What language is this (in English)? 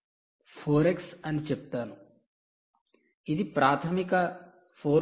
Telugu